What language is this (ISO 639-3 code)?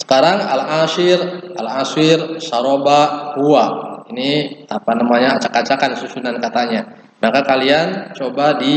ind